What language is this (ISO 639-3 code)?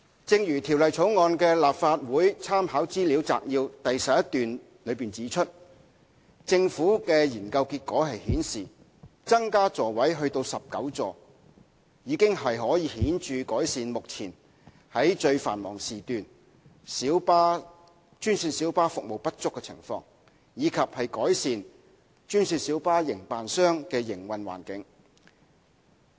yue